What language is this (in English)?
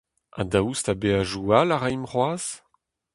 Breton